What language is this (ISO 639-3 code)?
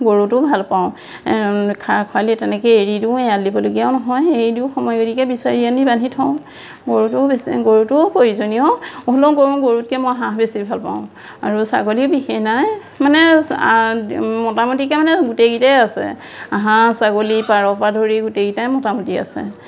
asm